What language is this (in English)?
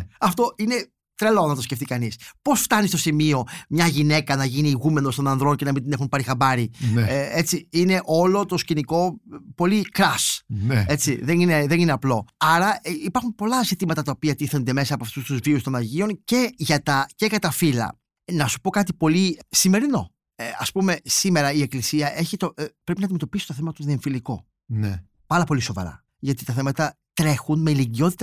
Greek